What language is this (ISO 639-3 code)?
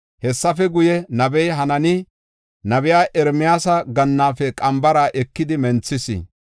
gof